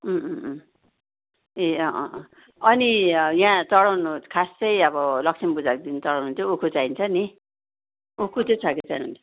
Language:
Nepali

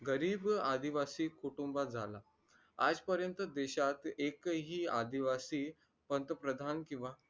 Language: Marathi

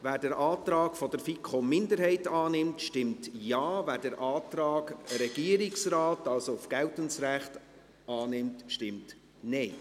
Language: Swiss German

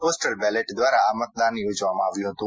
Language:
Gujarati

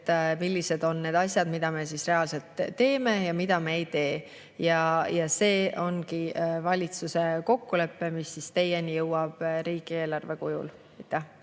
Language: Estonian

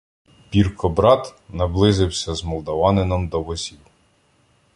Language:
Ukrainian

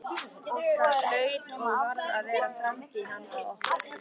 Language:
Icelandic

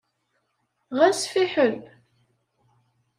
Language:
Kabyle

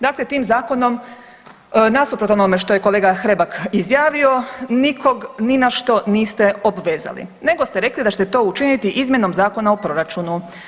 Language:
Croatian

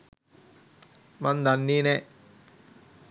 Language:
Sinhala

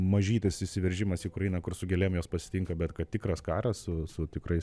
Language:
Lithuanian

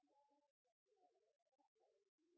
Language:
Norwegian Bokmål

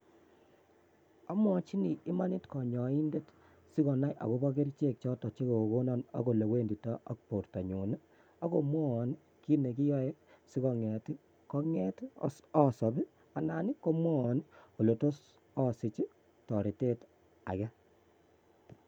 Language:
Kalenjin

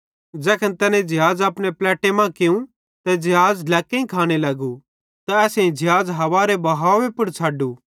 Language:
Bhadrawahi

